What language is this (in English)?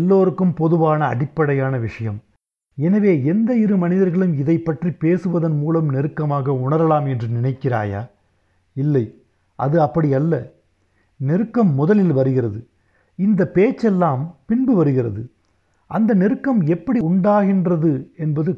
Tamil